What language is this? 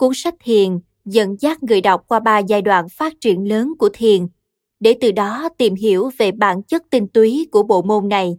Vietnamese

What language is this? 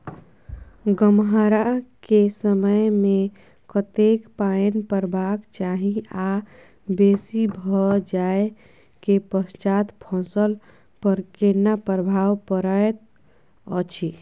Maithili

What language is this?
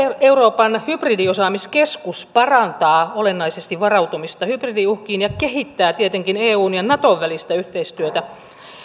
Finnish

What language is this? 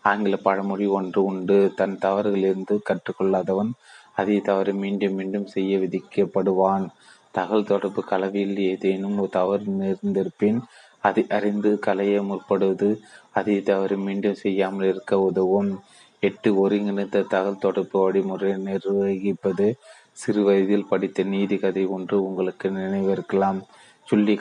Tamil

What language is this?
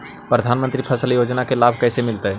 Magahi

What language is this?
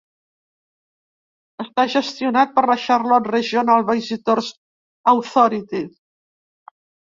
Catalan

